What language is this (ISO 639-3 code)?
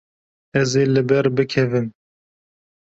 kur